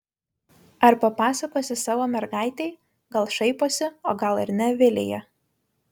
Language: Lithuanian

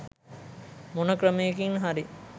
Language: Sinhala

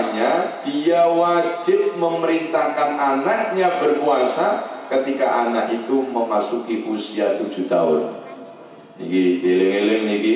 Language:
Indonesian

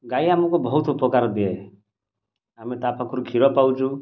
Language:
Odia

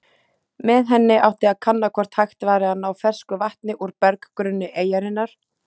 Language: Icelandic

